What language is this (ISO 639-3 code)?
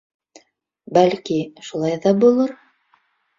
bak